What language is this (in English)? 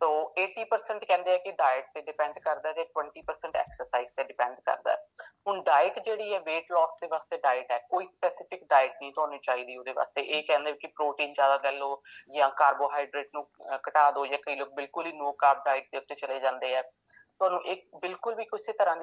Punjabi